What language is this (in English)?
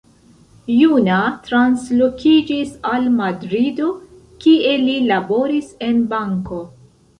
Esperanto